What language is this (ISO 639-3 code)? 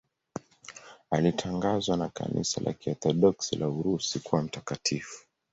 swa